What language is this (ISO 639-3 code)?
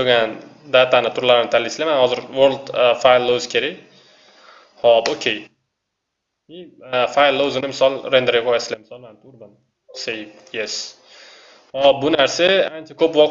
tur